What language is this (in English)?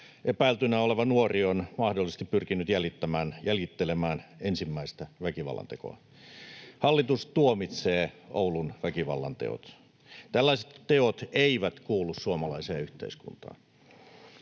Finnish